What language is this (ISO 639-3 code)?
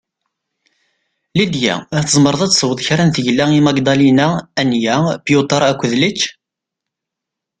kab